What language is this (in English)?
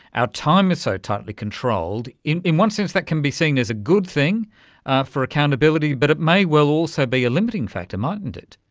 English